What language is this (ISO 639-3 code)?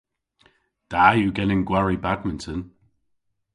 cor